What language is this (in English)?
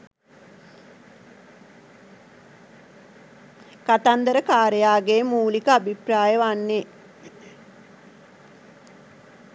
Sinhala